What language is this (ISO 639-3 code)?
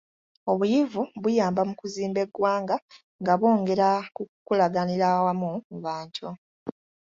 lug